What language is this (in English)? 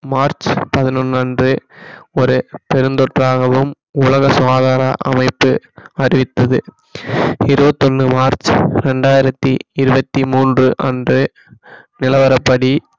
Tamil